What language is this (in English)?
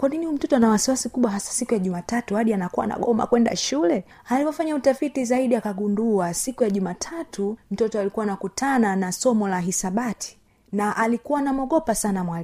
Swahili